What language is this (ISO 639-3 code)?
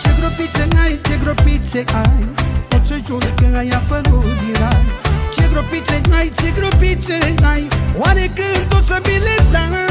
ron